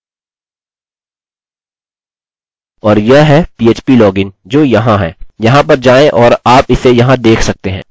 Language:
Hindi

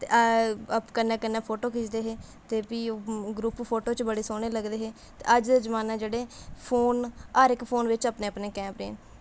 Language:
Dogri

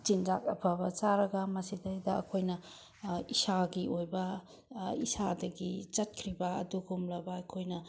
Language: Manipuri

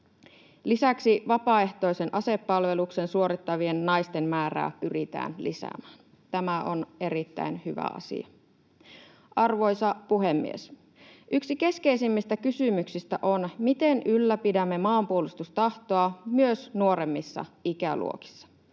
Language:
Finnish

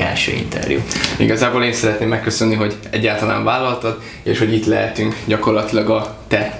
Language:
Hungarian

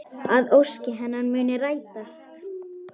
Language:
Icelandic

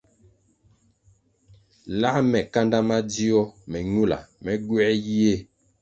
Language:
Kwasio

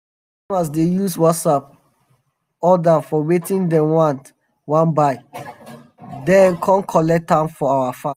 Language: Nigerian Pidgin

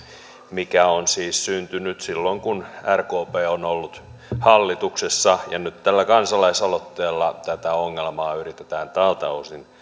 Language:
Finnish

